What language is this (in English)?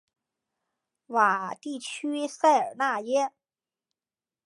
Chinese